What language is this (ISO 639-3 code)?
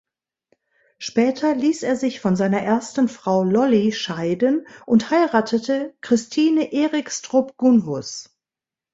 deu